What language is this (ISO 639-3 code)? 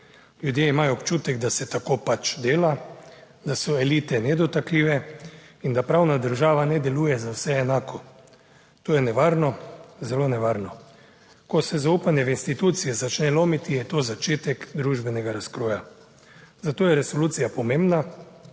slv